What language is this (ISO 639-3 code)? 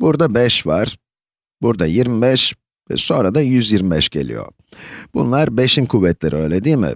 tur